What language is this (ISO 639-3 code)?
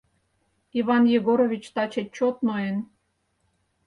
chm